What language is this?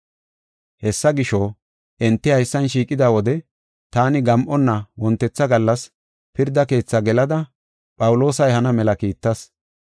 Gofa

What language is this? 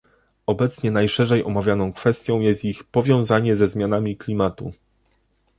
Polish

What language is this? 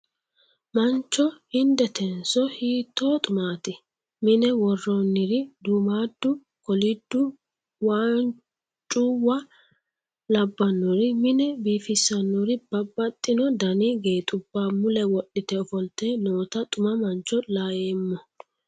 Sidamo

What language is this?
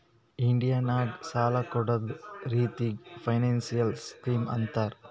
Kannada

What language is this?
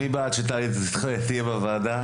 Hebrew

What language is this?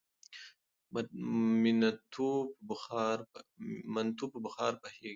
Pashto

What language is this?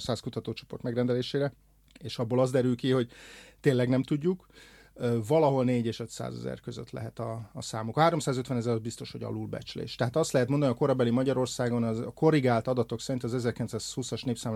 Hungarian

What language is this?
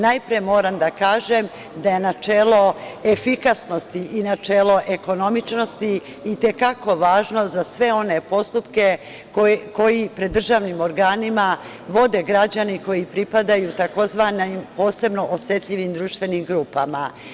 Serbian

